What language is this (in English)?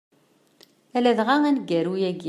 Kabyle